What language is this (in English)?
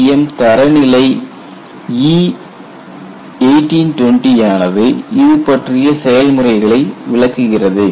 Tamil